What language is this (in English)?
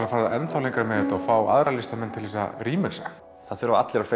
Icelandic